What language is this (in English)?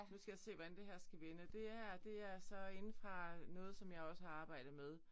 Danish